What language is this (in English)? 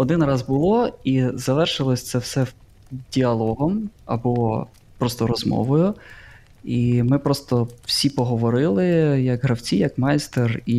Ukrainian